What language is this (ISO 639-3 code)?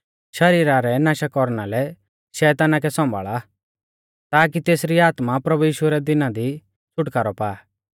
bfz